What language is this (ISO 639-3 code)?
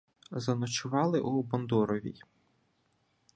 ukr